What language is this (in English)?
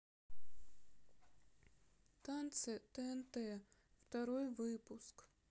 Russian